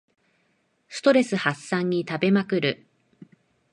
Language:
Japanese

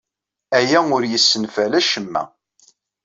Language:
Kabyle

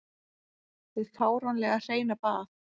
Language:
Icelandic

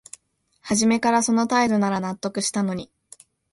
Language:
Japanese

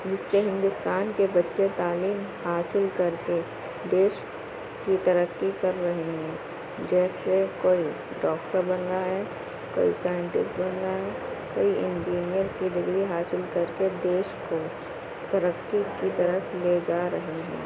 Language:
Urdu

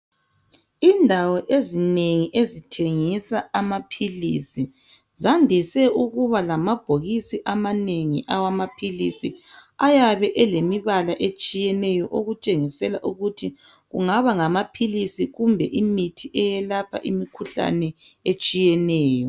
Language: North Ndebele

